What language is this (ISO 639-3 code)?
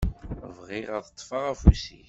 kab